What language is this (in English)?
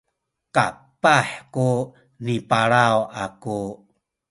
Sakizaya